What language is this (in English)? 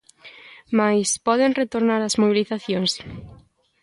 Galician